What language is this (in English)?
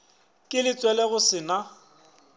Northern Sotho